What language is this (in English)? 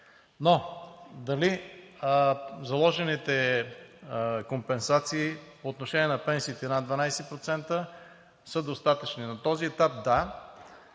Bulgarian